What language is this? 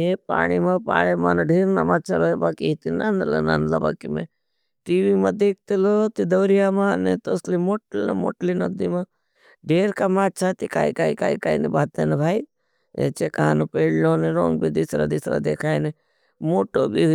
Bhili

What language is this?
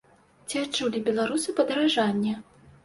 Belarusian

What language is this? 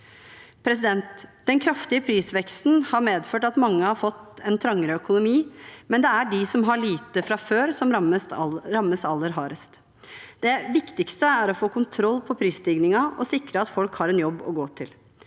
Norwegian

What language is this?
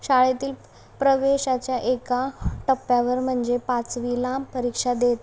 Marathi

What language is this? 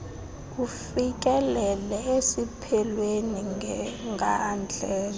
Xhosa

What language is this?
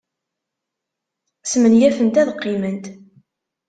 Kabyle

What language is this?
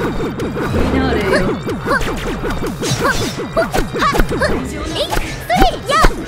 Japanese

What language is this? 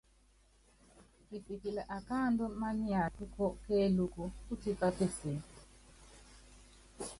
Yangben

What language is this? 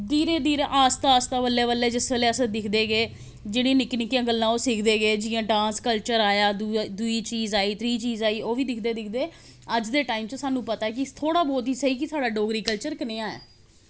Dogri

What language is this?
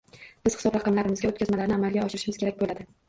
Uzbek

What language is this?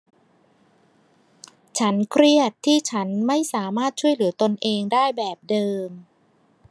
Thai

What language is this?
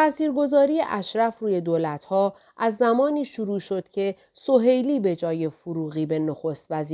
Persian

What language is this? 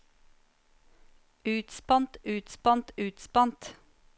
Norwegian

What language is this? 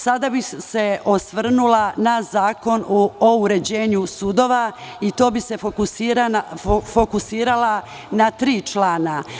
Serbian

